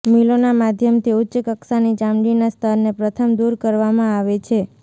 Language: Gujarati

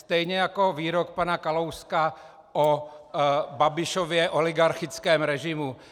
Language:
Czech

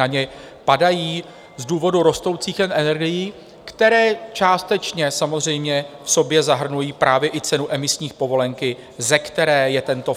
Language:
Czech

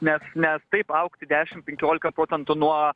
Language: Lithuanian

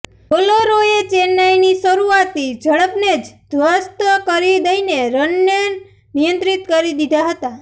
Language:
Gujarati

